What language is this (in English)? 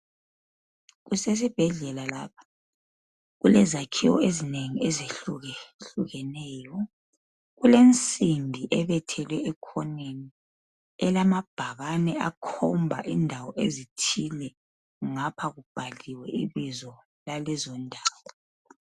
North Ndebele